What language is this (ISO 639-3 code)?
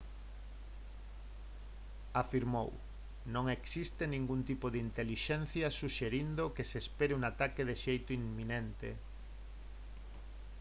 glg